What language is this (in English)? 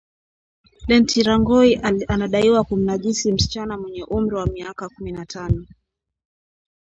Swahili